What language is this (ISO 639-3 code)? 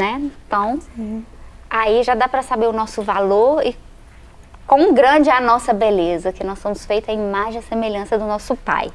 por